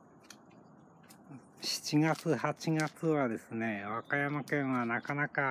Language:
Japanese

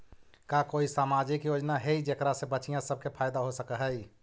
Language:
Magahi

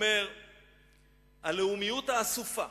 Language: Hebrew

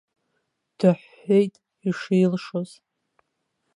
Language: Abkhazian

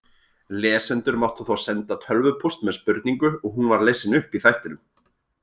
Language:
Icelandic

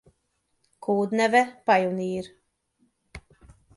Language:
Hungarian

